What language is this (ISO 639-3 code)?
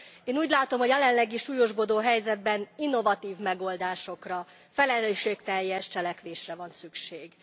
hun